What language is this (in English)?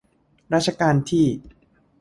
Thai